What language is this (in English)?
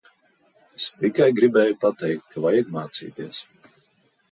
Latvian